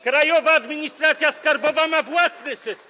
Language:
Polish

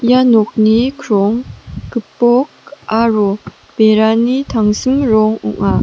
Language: Garo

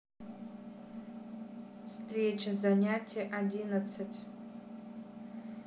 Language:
Russian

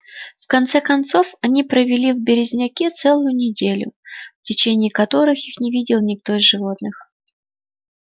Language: Russian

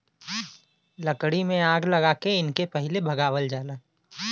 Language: Bhojpuri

